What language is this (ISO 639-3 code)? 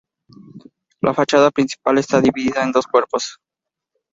spa